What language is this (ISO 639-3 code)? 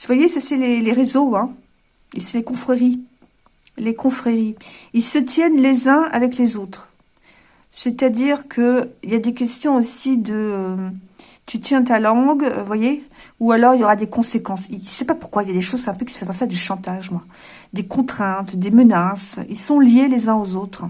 fra